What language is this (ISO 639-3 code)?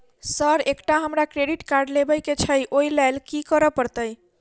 mai